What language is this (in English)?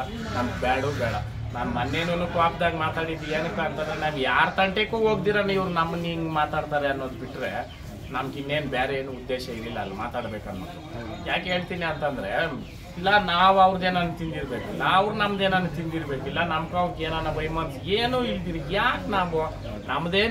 Kannada